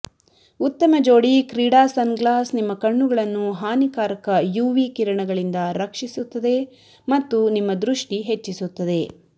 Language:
Kannada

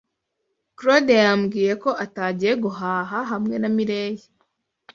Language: Kinyarwanda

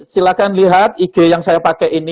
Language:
Indonesian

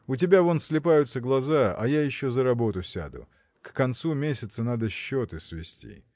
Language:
Russian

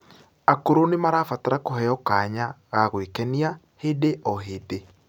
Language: Kikuyu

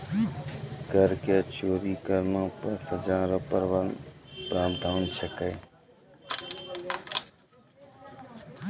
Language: Maithili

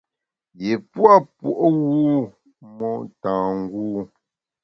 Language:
Bamun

